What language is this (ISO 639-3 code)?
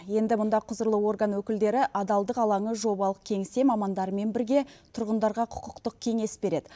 kaz